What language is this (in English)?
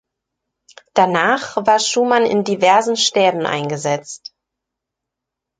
German